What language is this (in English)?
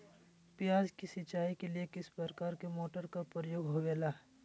Magahi